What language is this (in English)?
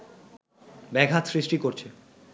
Bangla